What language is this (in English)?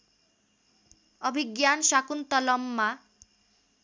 Nepali